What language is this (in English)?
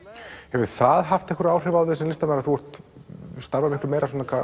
Icelandic